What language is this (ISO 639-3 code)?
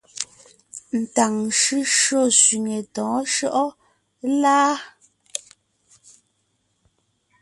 nnh